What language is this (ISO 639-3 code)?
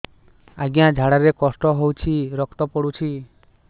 ori